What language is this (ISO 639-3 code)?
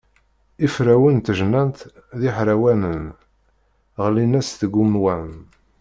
kab